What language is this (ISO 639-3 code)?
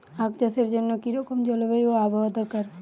ben